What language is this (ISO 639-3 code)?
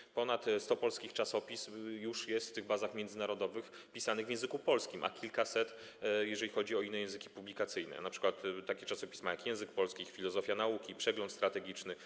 pol